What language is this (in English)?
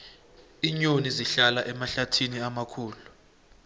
South Ndebele